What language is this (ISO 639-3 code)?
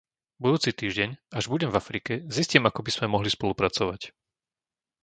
slk